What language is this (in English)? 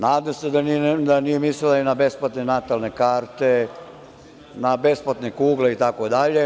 Serbian